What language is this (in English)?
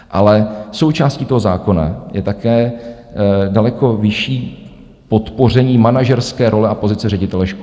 Czech